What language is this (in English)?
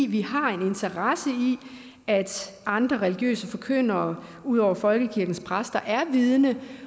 Danish